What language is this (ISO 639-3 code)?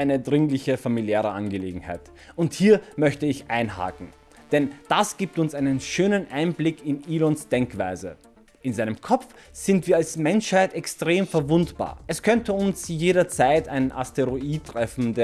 deu